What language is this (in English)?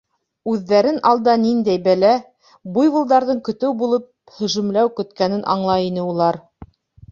Bashkir